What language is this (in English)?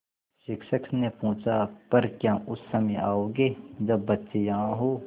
Hindi